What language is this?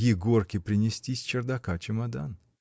Russian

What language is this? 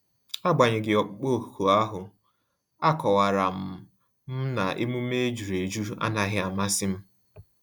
Igbo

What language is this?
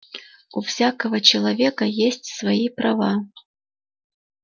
Russian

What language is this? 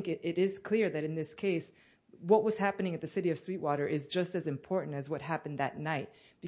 English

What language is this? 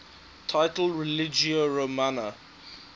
English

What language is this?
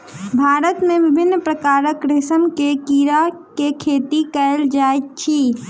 Maithili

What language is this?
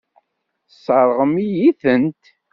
Kabyle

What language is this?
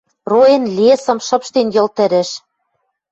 Western Mari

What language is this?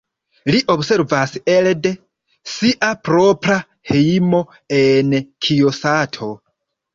Esperanto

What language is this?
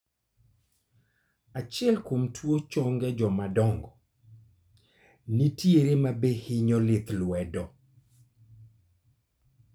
Luo (Kenya and Tanzania)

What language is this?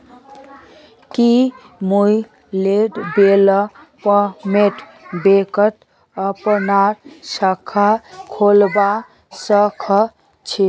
Magahi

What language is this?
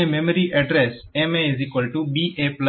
Gujarati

